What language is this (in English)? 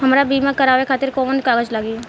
Bhojpuri